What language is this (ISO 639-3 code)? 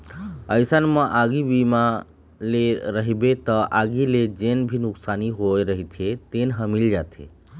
hne